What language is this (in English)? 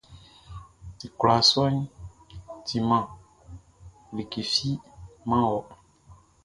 Baoulé